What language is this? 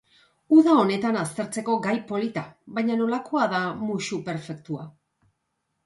Basque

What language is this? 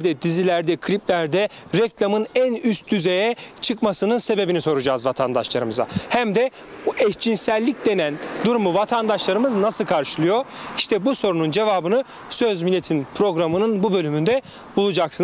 Turkish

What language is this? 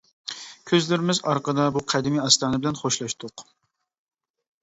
Uyghur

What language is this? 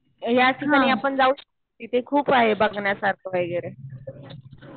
Marathi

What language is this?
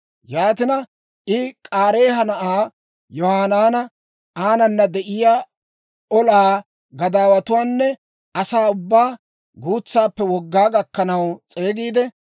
Dawro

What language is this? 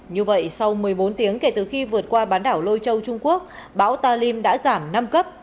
Vietnamese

